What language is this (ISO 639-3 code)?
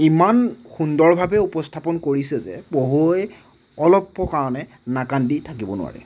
asm